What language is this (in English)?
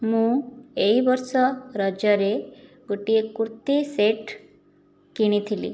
Odia